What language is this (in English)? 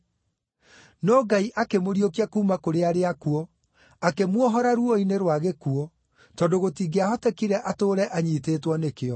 Kikuyu